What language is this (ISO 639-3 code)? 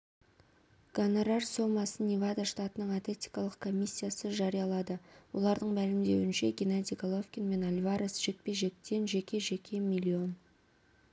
kaz